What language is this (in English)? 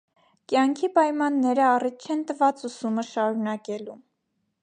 Armenian